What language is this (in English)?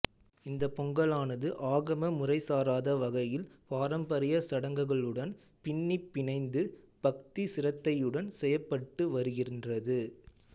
Tamil